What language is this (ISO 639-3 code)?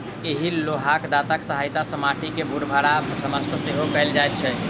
mai